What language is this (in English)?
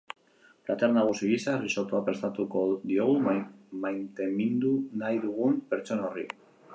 Basque